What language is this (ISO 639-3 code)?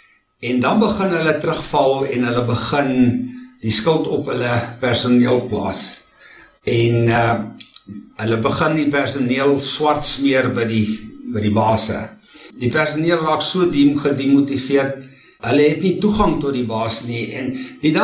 deu